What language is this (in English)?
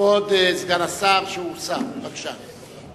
Hebrew